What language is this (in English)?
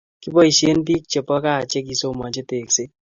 Kalenjin